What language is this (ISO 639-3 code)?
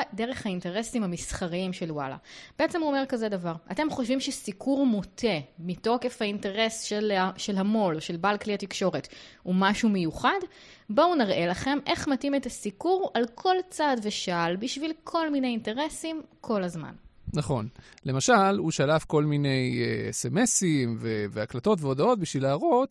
heb